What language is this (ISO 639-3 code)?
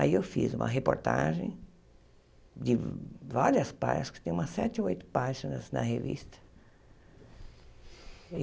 por